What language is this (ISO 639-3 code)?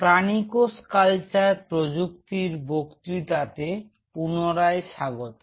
ben